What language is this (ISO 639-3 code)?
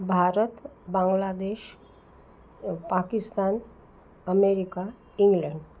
san